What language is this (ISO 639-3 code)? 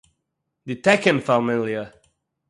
yid